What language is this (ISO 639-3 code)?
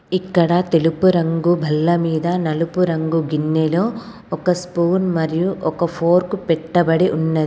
tel